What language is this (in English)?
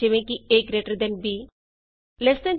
Punjabi